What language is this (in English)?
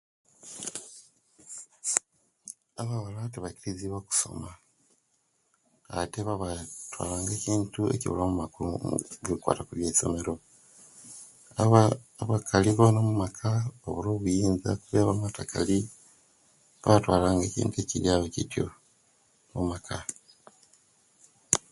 Kenyi